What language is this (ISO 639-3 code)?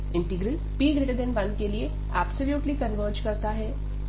hin